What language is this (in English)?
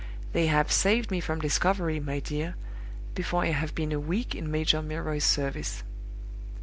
English